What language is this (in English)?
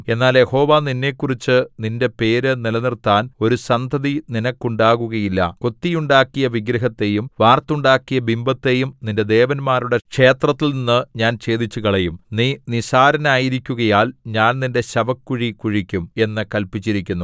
Malayalam